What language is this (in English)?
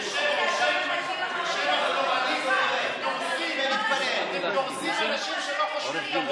Hebrew